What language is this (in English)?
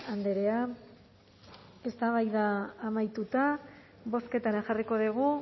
Basque